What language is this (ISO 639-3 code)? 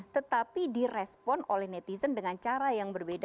ind